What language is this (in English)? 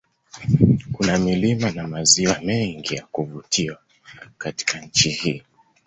Swahili